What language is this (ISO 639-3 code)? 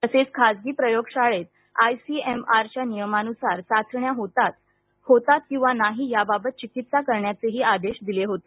mar